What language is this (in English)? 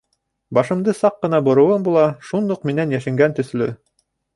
Bashkir